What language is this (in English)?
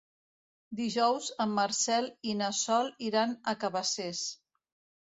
Catalan